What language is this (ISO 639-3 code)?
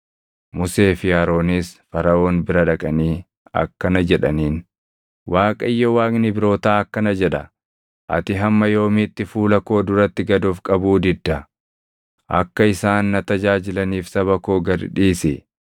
orm